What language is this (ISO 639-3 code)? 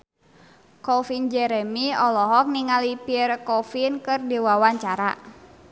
sun